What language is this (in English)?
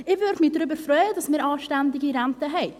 Swiss German